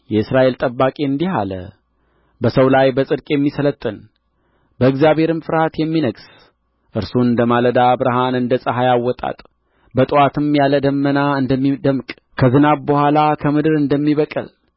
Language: Amharic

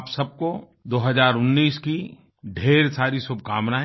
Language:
Hindi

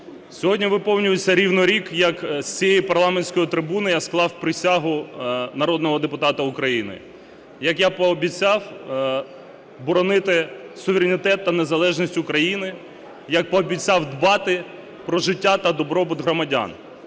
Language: Ukrainian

